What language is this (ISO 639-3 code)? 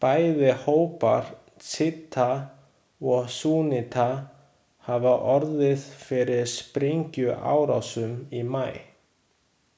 isl